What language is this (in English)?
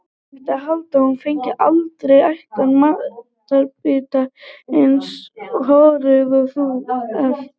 Icelandic